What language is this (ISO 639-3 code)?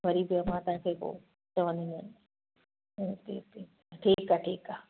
snd